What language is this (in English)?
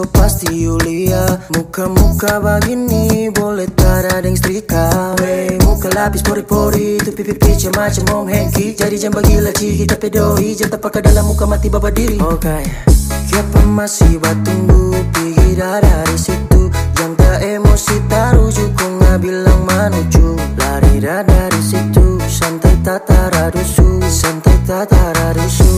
Indonesian